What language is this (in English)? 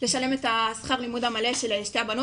Hebrew